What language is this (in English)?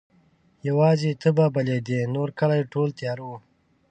Pashto